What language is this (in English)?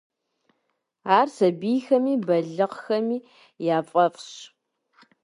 Kabardian